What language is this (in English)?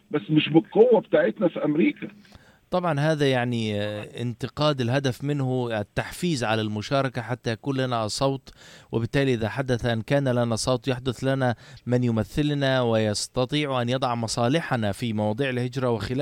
Arabic